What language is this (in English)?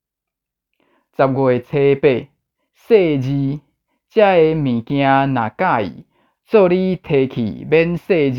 Chinese